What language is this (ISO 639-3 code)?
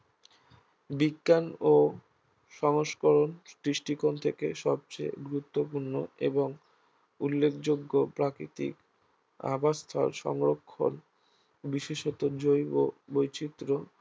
ben